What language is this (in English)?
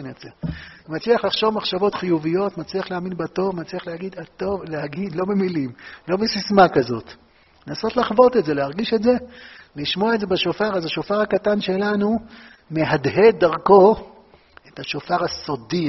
Hebrew